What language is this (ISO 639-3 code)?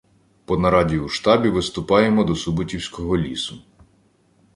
ukr